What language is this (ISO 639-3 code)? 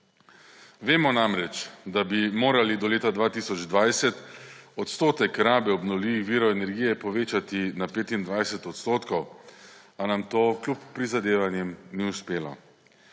slv